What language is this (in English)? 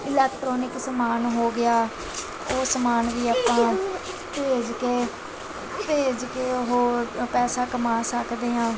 Punjabi